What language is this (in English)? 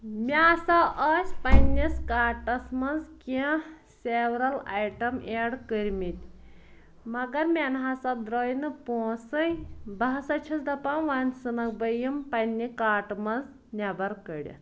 Kashmiri